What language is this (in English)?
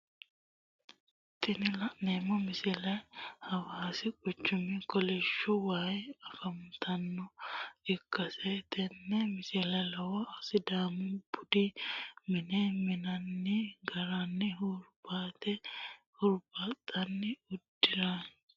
Sidamo